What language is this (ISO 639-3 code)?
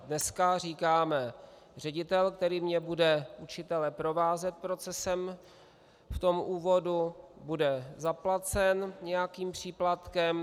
ces